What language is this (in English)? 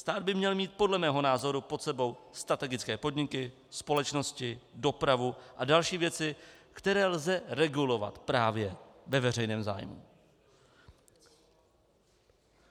Czech